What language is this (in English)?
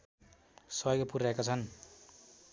Nepali